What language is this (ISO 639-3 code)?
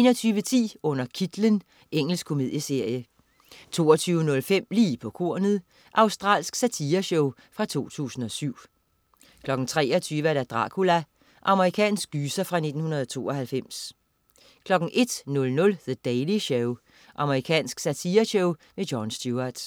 dan